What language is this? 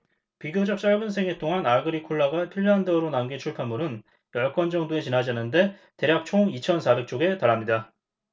Korean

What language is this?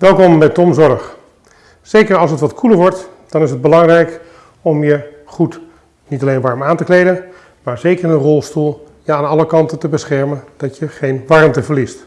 Dutch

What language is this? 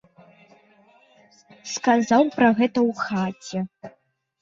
Belarusian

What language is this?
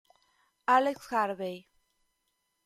Italian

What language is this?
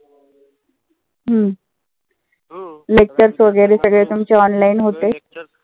Marathi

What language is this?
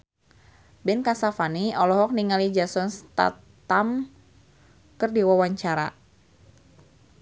Sundanese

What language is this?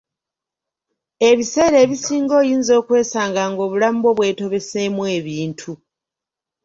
Ganda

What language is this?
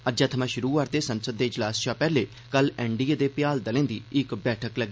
Dogri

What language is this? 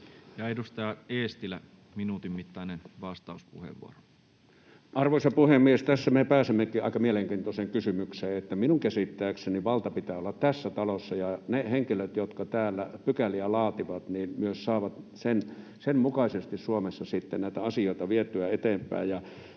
Finnish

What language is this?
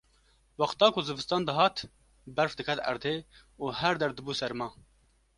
Kurdish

